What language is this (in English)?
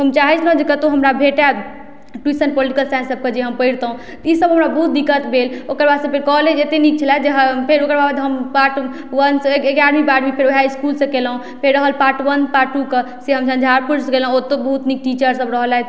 Maithili